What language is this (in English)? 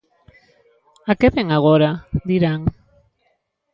Galician